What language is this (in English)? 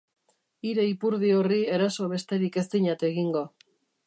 Basque